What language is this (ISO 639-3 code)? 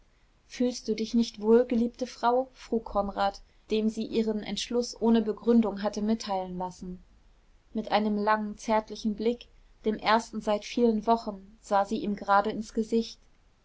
deu